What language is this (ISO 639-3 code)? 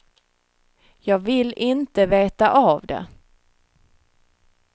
swe